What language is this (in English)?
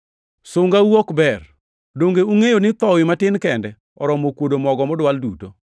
Luo (Kenya and Tanzania)